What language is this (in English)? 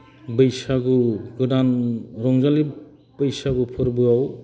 Bodo